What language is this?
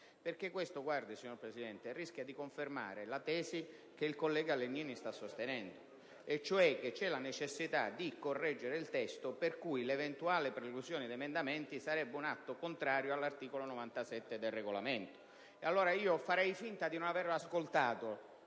Italian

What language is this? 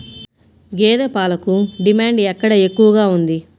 Telugu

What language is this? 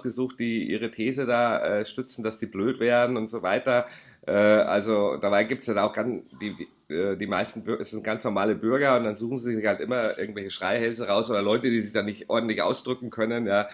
German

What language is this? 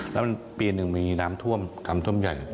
Thai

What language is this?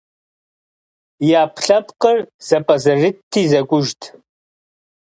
Kabardian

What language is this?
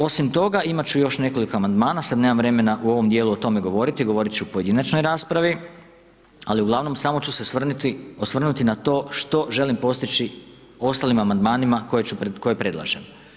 Croatian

